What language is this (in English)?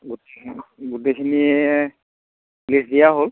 Assamese